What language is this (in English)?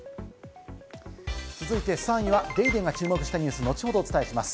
Japanese